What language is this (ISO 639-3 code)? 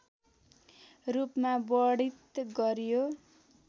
nep